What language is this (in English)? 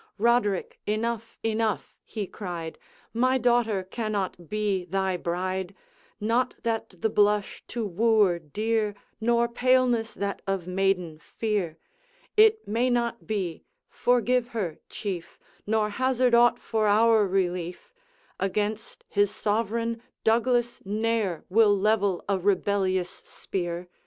English